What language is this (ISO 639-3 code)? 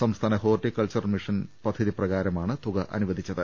mal